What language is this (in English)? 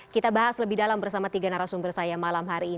Indonesian